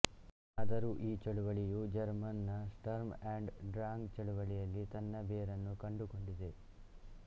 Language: Kannada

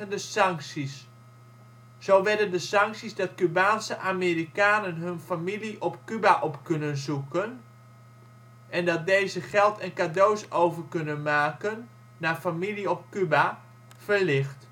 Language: Dutch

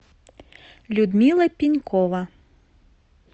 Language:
Russian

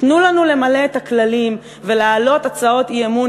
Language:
Hebrew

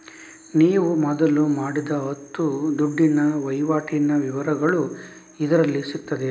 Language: Kannada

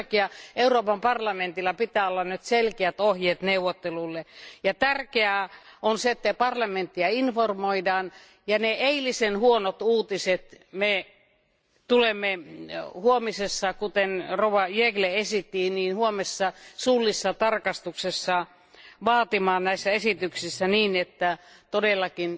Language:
Finnish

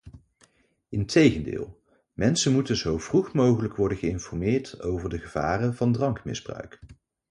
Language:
Dutch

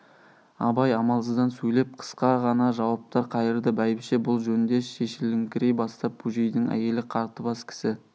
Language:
Kazakh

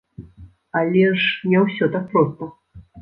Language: Belarusian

